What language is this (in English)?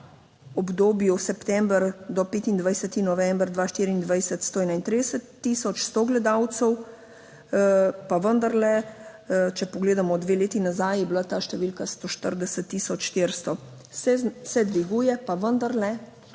Slovenian